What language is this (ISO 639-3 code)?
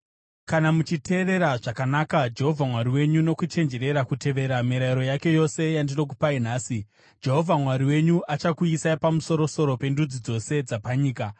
sna